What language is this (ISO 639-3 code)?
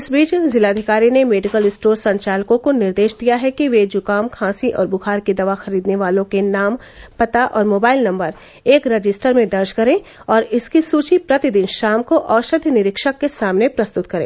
hin